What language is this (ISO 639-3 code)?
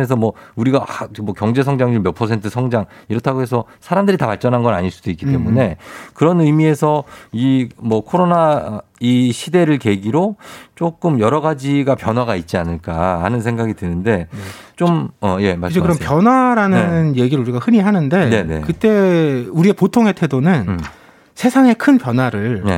kor